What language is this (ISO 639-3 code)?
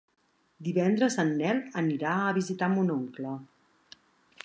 cat